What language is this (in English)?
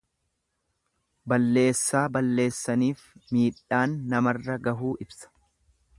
Oromo